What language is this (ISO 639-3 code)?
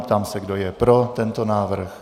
ces